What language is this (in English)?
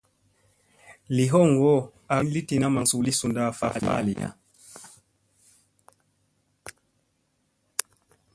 Musey